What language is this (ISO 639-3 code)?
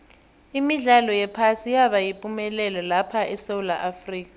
nbl